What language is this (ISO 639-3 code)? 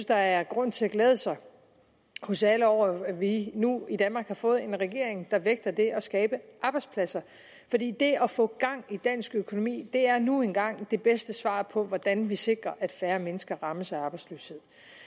dan